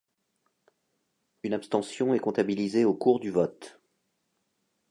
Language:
French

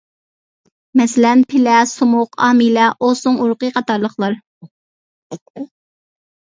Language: Uyghur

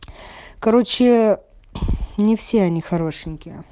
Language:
Russian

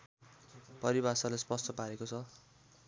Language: Nepali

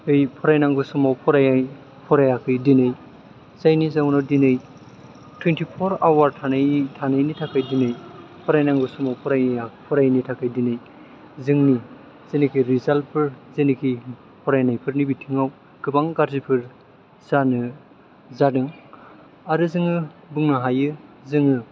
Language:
Bodo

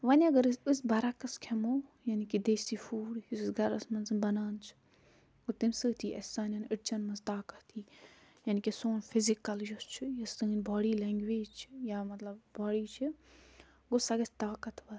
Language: Kashmiri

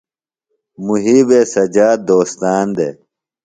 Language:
Phalura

